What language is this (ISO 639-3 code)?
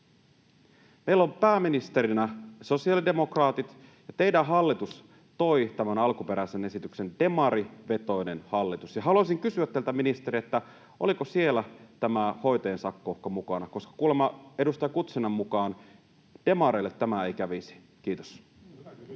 fin